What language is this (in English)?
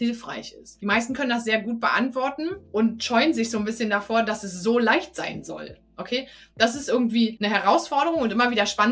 German